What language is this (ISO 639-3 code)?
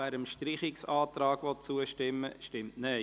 gsw